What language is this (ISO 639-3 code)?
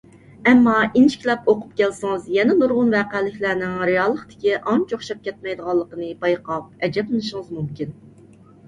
uig